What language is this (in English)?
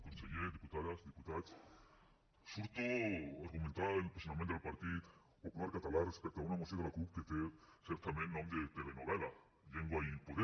Catalan